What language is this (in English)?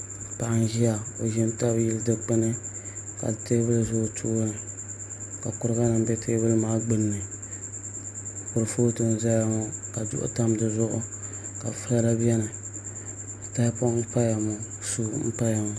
Dagbani